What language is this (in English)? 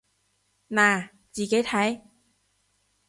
Cantonese